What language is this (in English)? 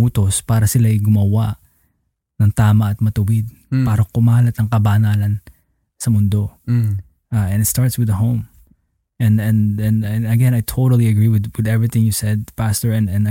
Filipino